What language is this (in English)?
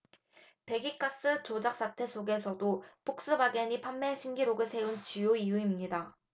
Korean